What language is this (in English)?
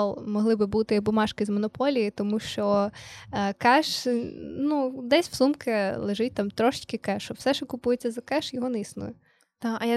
Ukrainian